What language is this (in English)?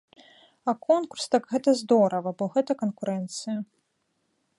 Belarusian